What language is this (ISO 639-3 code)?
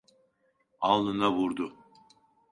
tur